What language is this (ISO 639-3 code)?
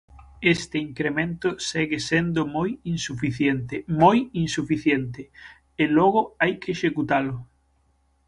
glg